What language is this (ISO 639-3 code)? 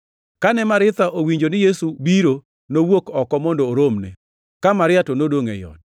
luo